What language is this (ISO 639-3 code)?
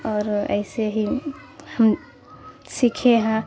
urd